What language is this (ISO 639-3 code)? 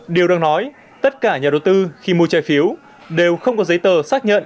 vie